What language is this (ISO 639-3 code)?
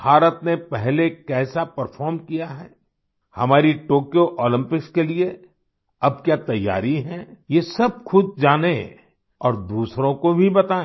hin